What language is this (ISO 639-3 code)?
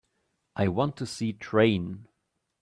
eng